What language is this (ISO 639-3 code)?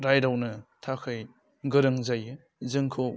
brx